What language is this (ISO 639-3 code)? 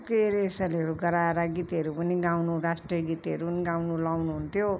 nep